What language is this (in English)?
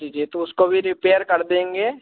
Hindi